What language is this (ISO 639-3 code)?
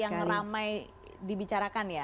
ind